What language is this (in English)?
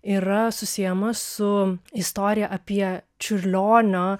Lithuanian